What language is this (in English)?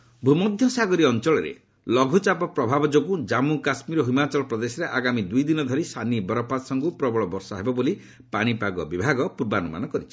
Odia